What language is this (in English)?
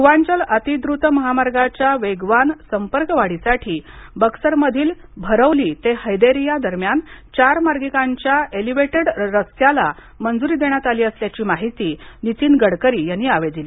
Marathi